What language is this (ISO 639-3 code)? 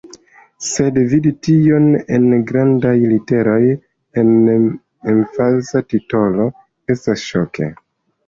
epo